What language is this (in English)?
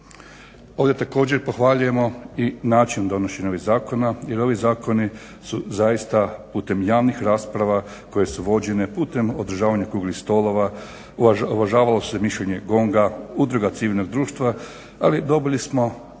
Croatian